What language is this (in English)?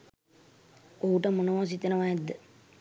Sinhala